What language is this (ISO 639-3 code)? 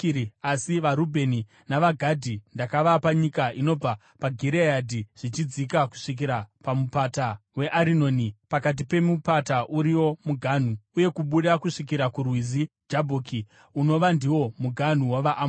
sna